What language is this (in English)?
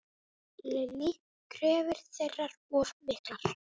Icelandic